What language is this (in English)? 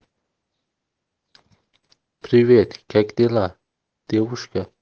Russian